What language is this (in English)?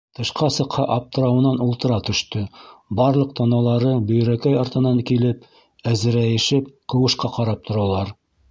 Bashkir